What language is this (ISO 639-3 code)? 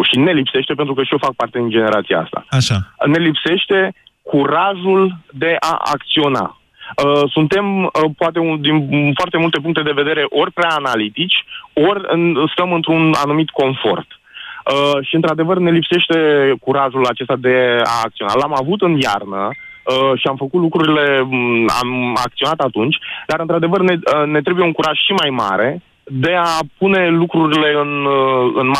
ron